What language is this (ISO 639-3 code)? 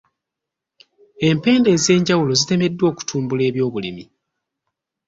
lug